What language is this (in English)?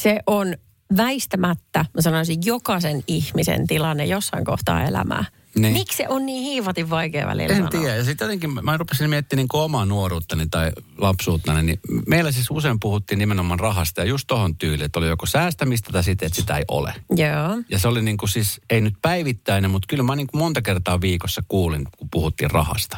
Finnish